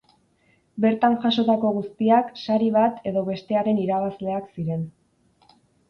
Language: Basque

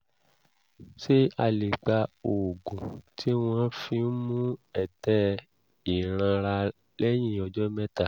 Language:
Yoruba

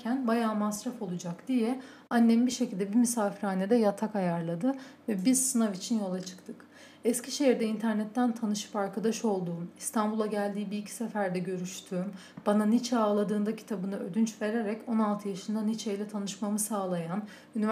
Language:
Turkish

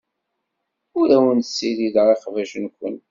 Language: Kabyle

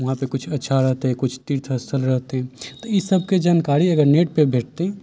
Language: Maithili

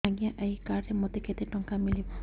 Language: Odia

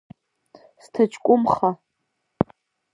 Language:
Abkhazian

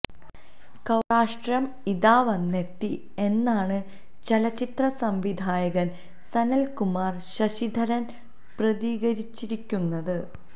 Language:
Malayalam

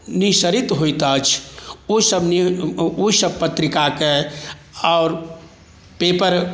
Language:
Maithili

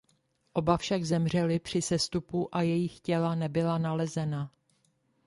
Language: Czech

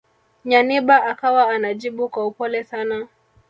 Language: Swahili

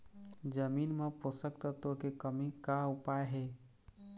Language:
Chhattisgarhi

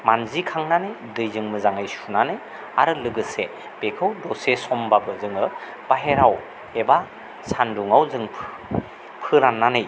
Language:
Bodo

